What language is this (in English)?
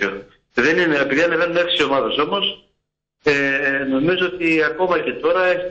Greek